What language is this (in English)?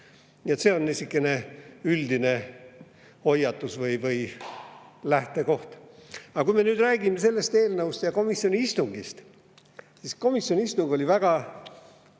Estonian